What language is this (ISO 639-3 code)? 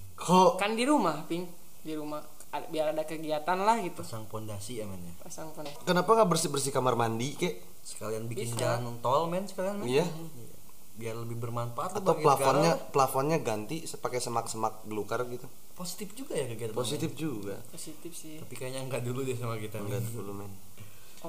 ind